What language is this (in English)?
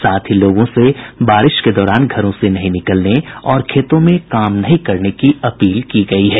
Hindi